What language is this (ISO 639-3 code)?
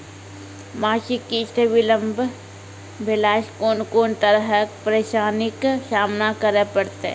mai